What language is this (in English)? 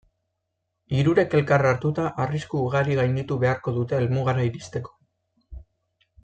Basque